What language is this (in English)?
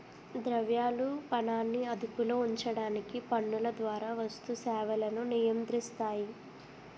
Telugu